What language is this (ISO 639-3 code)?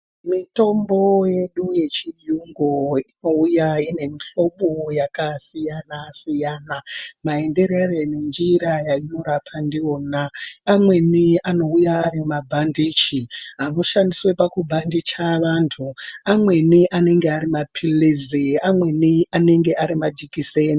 ndc